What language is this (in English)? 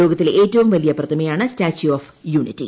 Malayalam